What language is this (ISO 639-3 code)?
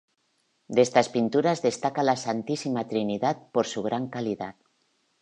spa